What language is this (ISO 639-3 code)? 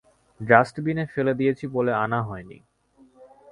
ben